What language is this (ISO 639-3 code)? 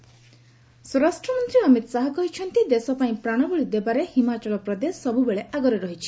ori